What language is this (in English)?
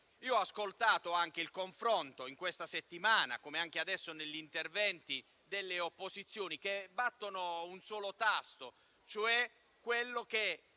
Italian